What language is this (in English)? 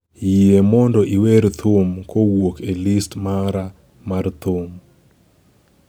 Luo (Kenya and Tanzania)